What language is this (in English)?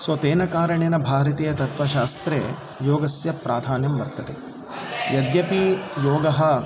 Sanskrit